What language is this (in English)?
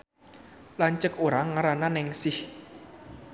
Sundanese